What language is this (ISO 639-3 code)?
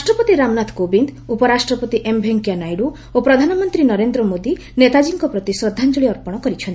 ori